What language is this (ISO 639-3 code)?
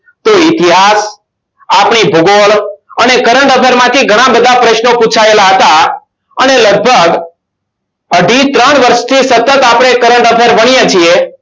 guj